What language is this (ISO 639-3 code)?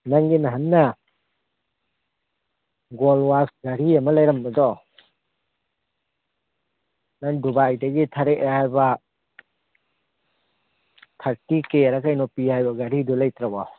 mni